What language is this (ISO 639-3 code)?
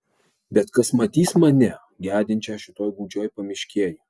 lit